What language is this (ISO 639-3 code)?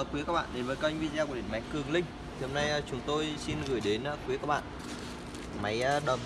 vie